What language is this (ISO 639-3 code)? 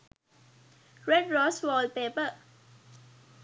sin